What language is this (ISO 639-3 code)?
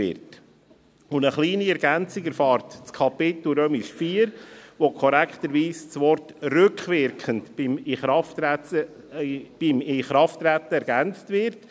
gsw